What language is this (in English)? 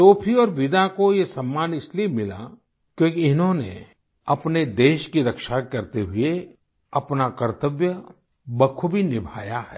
Hindi